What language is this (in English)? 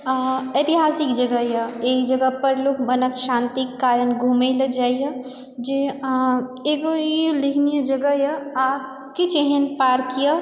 Maithili